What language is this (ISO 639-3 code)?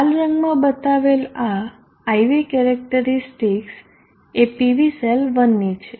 guj